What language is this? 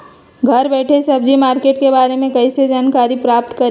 Magahi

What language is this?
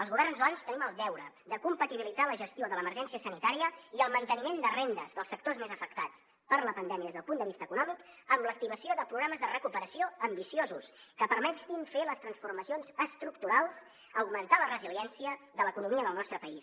Catalan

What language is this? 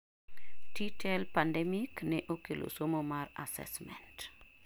Luo (Kenya and Tanzania)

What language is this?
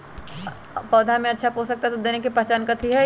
Magahi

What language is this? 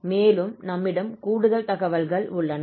Tamil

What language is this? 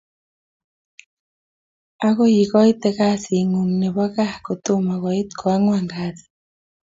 Kalenjin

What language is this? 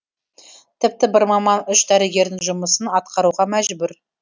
Kazakh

